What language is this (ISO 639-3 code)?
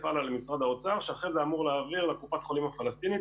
heb